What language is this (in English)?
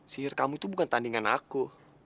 Indonesian